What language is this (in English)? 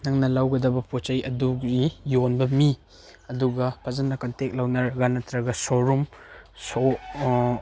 Manipuri